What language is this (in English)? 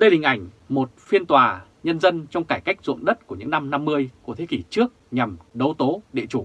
Vietnamese